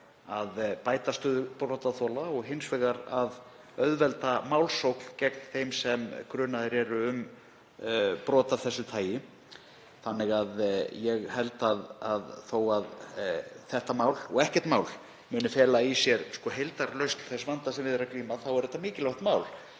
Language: Icelandic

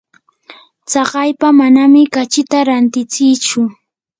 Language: Yanahuanca Pasco Quechua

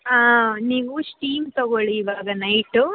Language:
Kannada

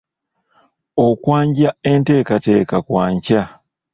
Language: Ganda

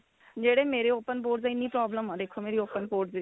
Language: Punjabi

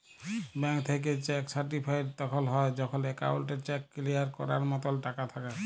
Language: Bangla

